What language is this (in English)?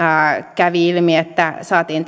Finnish